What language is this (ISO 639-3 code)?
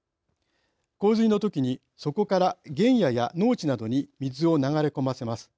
jpn